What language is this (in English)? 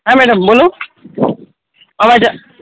Gujarati